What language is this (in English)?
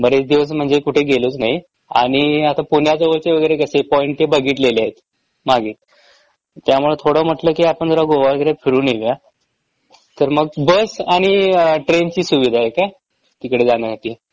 Marathi